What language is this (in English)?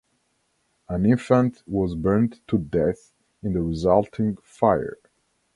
English